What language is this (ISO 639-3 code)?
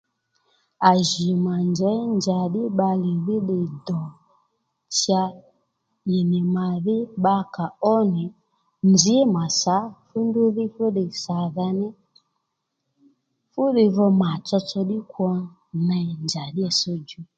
led